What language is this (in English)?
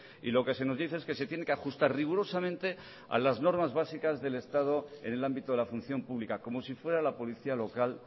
Spanish